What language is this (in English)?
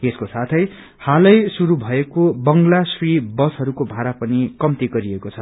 Nepali